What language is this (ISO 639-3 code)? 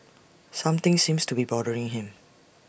eng